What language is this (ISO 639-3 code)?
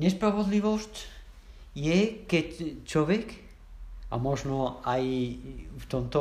ces